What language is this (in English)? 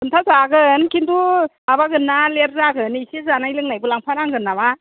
Bodo